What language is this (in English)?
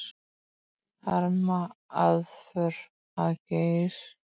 Icelandic